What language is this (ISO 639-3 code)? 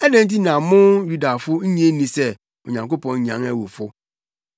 aka